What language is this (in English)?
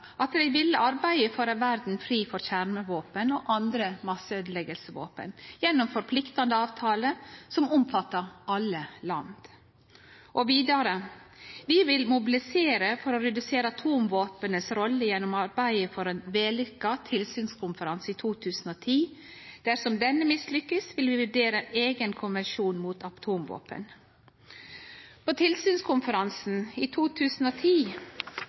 Norwegian Nynorsk